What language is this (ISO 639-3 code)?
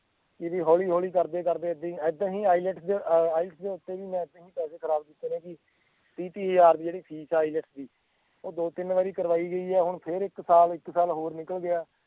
pan